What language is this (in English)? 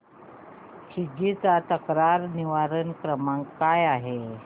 Marathi